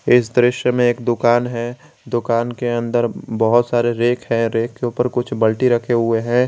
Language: Hindi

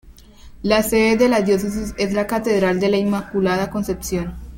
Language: Spanish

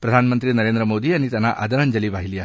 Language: Marathi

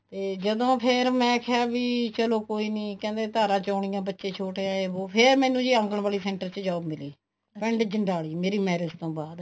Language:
Punjabi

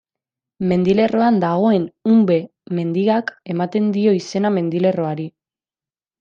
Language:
Basque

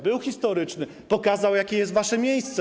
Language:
Polish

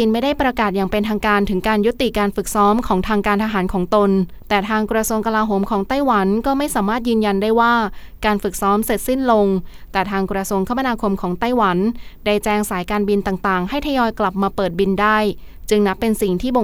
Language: Thai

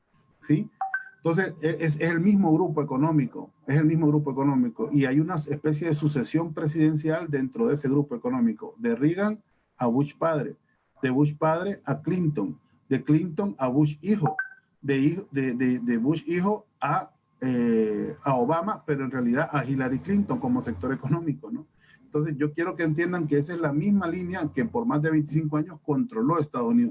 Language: Spanish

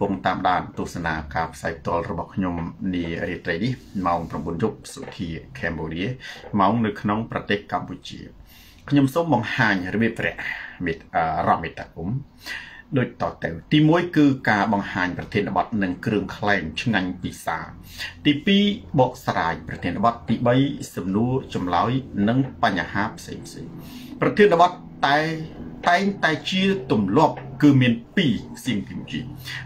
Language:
Thai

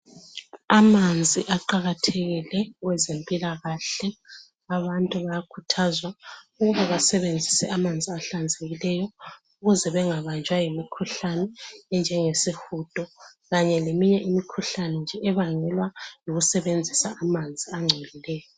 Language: North Ndebele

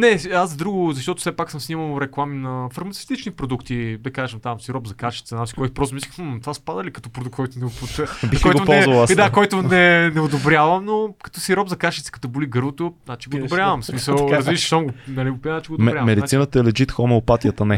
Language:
Bulgarian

